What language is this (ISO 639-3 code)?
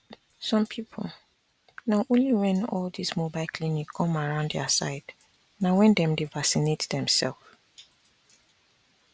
pcm